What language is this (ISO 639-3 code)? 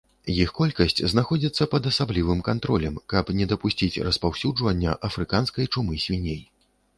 bel